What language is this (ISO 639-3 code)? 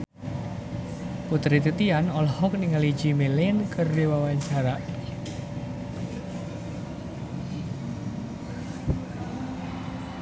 sun